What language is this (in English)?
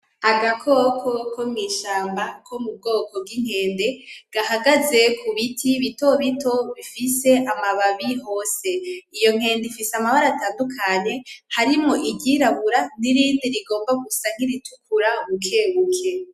Rundi